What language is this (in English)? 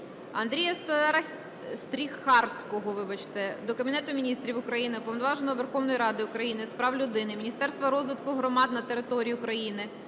Ukrainian